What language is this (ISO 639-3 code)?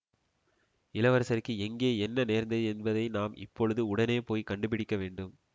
tam